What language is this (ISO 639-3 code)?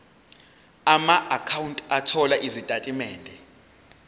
zul